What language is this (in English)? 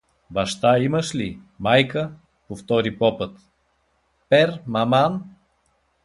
Bulgarian